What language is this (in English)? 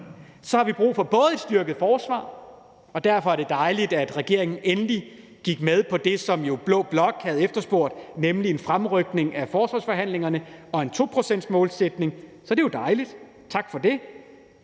Danish